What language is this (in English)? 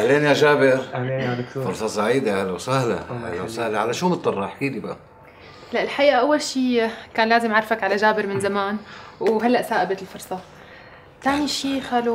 Arabic